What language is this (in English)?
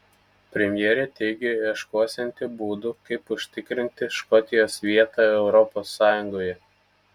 Lithuanian